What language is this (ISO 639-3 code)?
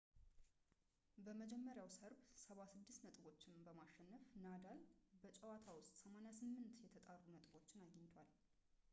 amh